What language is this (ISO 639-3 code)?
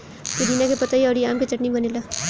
bho